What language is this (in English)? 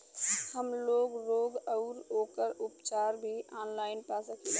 Bhojpuri